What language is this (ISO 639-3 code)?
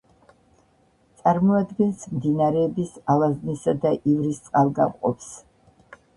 kat